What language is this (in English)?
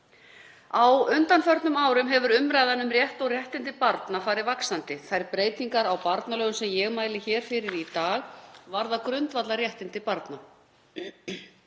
Icelandic